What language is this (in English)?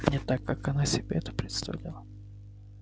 Russian